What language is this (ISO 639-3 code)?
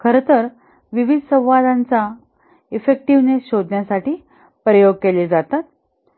mar